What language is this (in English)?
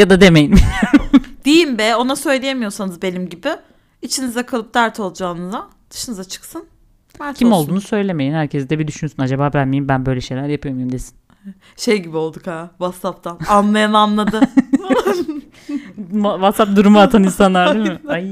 Turkish